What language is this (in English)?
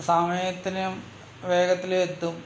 Malayalam